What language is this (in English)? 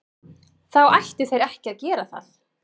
Icelandic